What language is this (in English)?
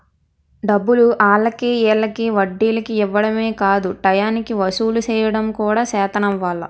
Telugu